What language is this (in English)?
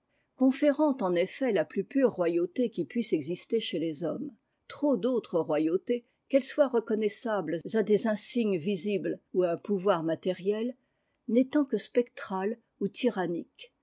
French